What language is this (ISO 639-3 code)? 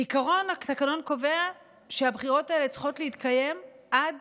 heb